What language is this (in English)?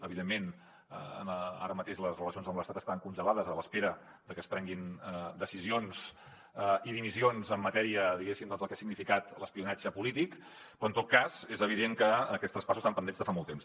Catalan